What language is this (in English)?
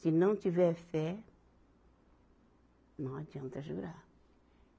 Portuguese